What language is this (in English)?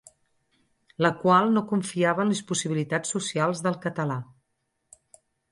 Catalan